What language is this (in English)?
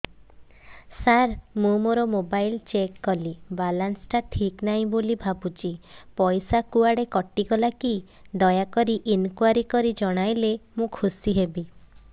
Odia